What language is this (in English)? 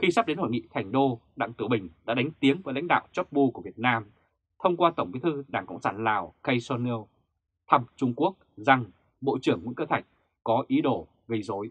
Vietnamese